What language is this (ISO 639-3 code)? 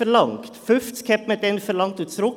gsw